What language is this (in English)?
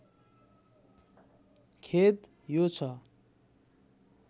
Nepali